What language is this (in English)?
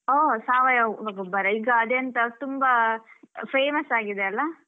Kannada